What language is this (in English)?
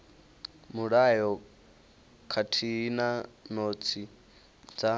Venda